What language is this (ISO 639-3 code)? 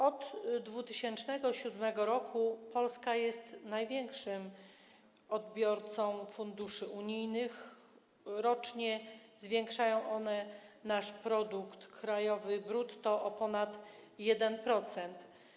pol